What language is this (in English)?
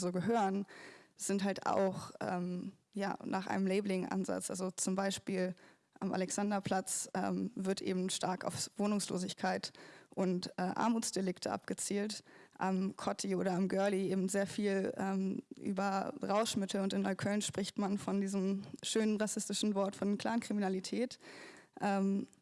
German